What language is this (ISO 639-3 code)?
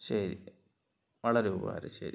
mal